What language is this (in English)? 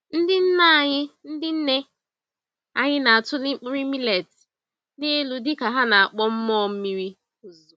Igbo